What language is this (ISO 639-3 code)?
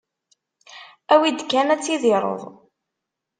kab